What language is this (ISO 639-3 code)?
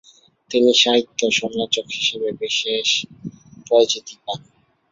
ben